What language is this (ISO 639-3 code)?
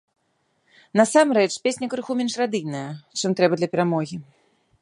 bel